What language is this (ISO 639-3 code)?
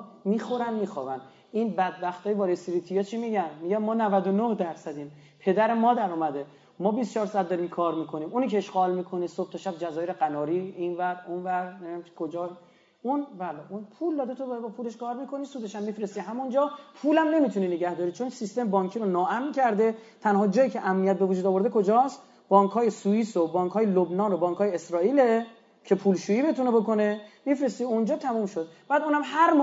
fas